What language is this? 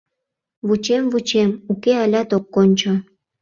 Mari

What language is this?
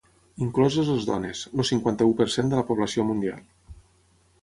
Catalan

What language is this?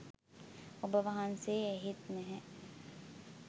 Sinhala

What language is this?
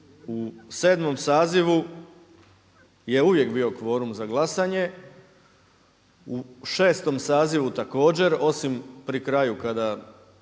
Croatian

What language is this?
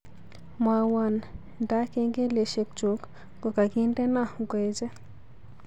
Kalenjin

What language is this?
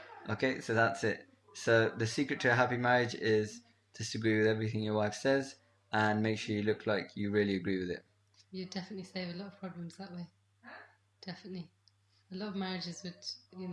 English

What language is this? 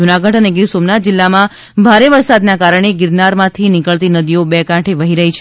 Gujarati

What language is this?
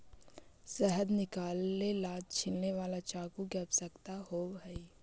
Magahi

